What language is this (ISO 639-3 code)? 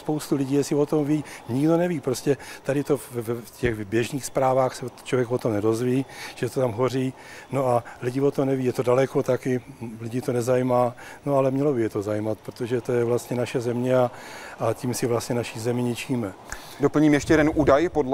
ces